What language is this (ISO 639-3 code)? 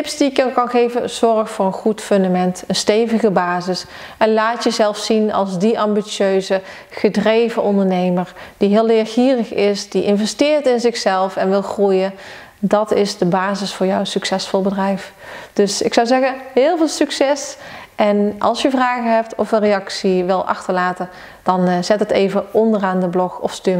nld